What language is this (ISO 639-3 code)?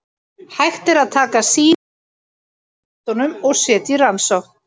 isl